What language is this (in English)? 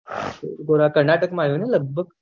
Gujarati